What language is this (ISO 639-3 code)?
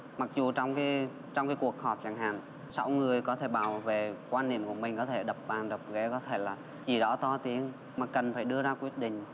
vie